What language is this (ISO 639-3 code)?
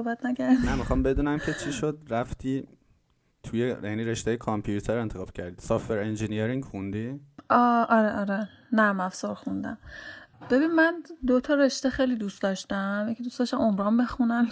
fas